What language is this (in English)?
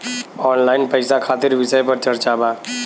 Bhojpuri